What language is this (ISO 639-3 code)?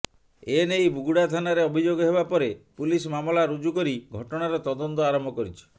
ori